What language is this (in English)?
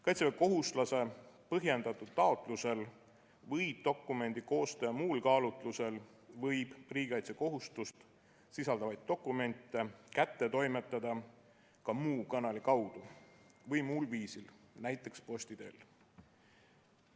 Estonian